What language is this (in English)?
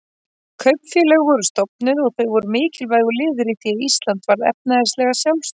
Icelandic